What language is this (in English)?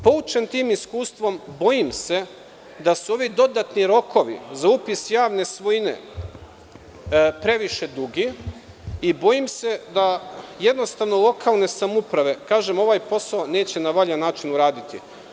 Serbian